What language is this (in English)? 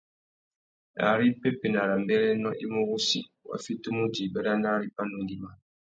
Tuki